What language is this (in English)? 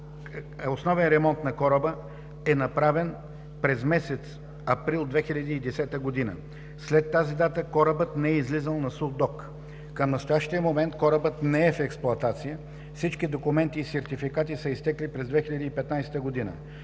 Bulgarian